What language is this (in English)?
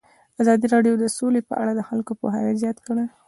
Pashto